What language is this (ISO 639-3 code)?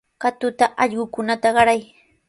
qws